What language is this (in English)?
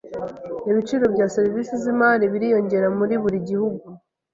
Kinyarwanda